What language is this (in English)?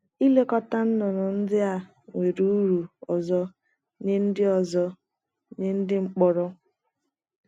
Igbo